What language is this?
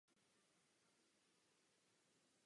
Czech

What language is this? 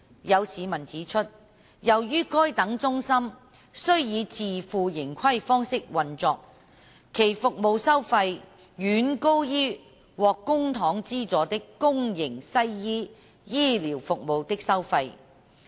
Cantonese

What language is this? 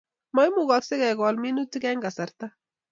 Kalenjin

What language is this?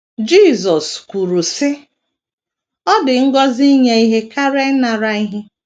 Igbo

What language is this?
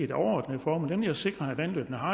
Danish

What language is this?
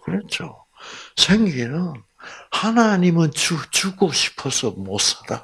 Korean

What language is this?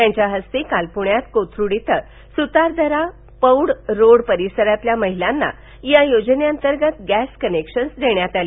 Marathi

